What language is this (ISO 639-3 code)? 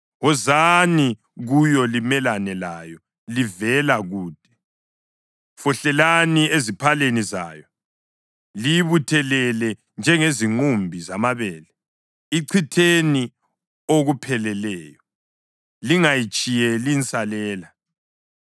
nde